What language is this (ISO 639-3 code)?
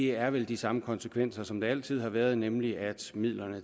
dan